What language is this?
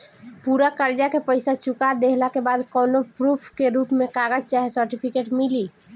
Bhojpuri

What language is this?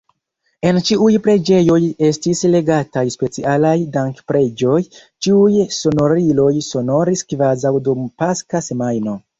Esperanto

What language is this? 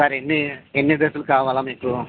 Telugu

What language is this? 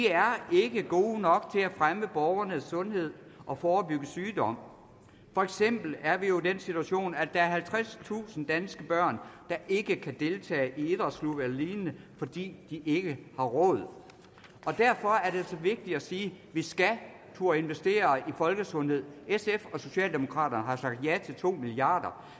Danish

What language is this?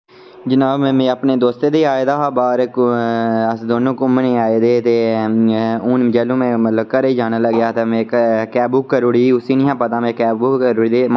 Dogri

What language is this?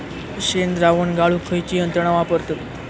Marathi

